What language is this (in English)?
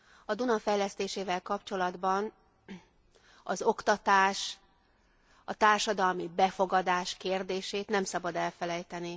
Hungarian